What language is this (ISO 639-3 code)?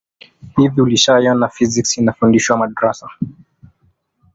swa